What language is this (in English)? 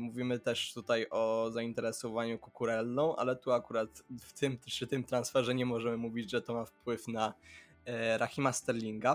Polish